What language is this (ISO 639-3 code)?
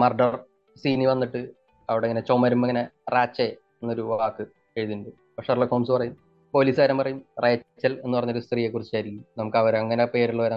mal